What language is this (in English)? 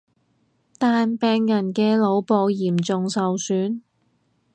Cantonese